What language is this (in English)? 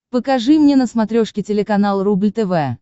Russian